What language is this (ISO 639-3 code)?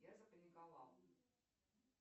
rus